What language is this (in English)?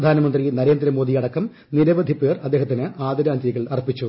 Malayalam